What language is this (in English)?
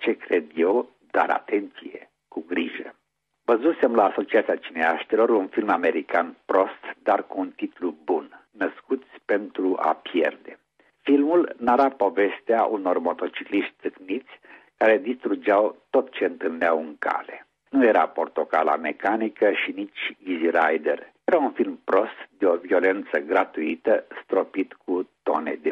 Romanian